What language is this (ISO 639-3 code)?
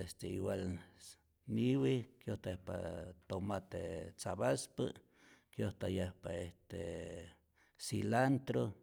zor